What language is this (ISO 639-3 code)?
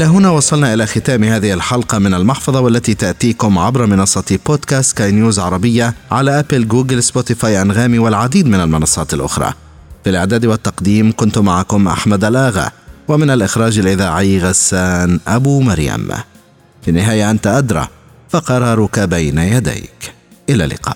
ara